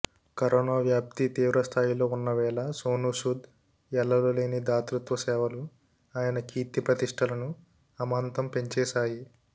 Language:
Telugu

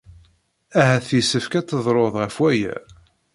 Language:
Kabyle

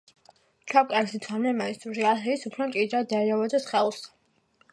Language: Georgian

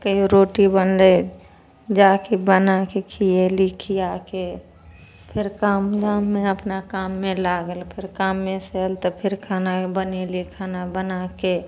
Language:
Maithili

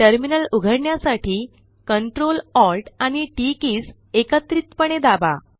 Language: Marathi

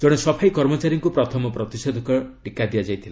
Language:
Odia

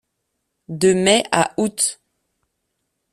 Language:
French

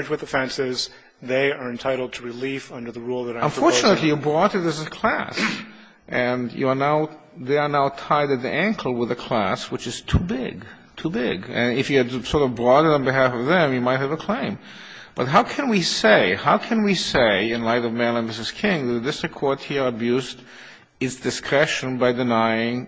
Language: English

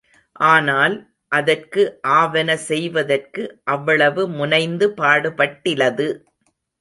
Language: Tamil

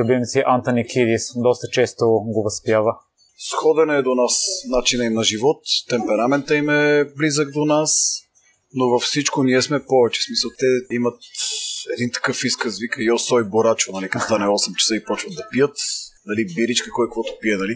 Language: Bulgarian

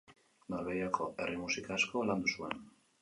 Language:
Basque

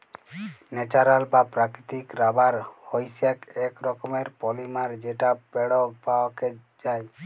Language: Bangla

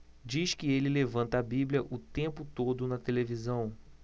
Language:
Portuguese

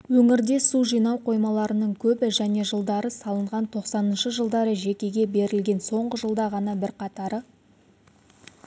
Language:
Kazakh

